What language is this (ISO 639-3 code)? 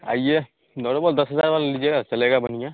hin